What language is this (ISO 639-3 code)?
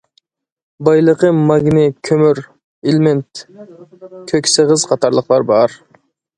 uig